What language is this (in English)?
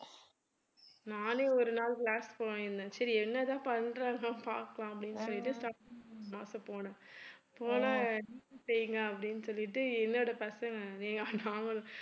Tamil